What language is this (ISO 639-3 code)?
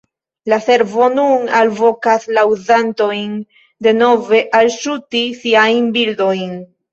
epo